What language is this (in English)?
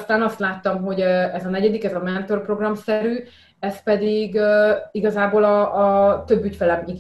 Hungarian